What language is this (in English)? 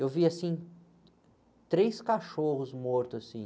Portuguese